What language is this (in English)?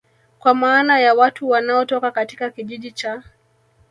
Swahili